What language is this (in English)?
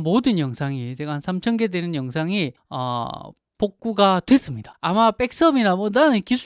Korean